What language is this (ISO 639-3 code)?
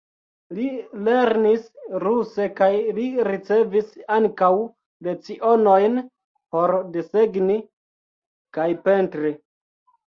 epo